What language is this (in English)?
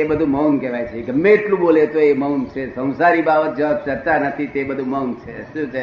Gujarati